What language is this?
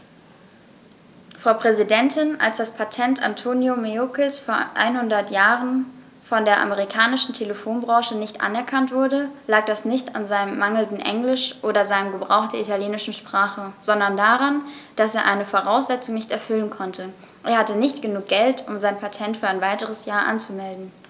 German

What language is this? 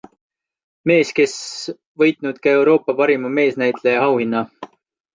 Estonian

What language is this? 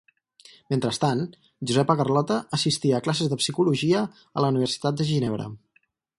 Catalan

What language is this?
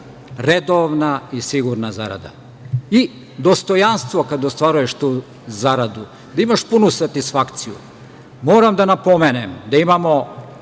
Serbian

